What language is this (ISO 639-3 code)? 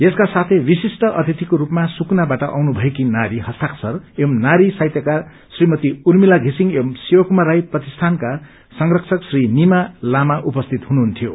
nep